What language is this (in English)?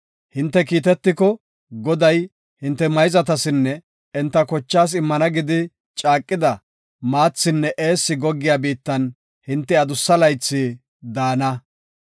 Gofa